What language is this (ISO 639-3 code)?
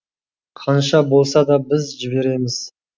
kaz